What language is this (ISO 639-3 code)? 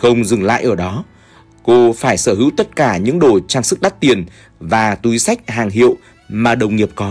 vie